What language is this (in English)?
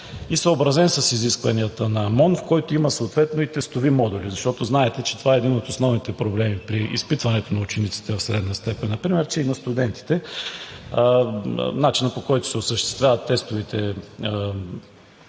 Bulgarian